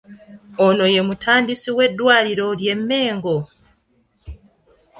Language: Ganda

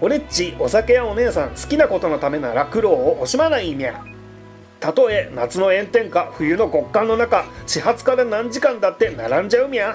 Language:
Japanese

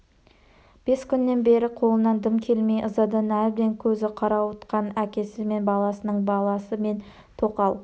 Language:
Kazakh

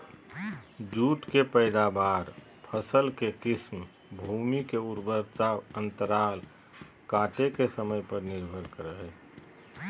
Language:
Magahi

